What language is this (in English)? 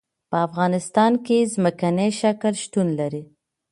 Pashto